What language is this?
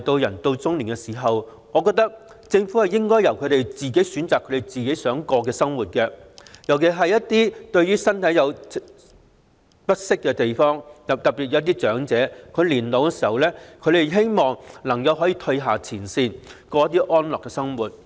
Cantonese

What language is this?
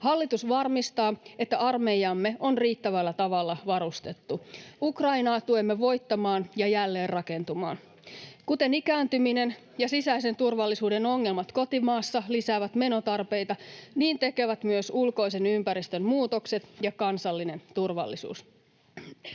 Finnish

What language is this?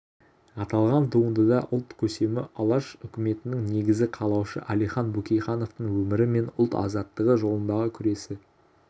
Kazakh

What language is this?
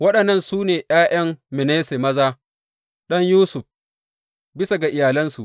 Hausa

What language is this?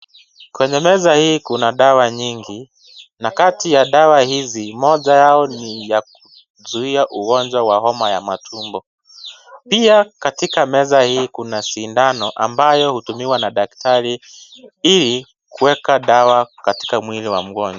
Swahili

